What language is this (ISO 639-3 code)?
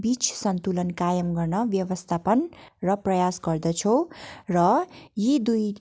nep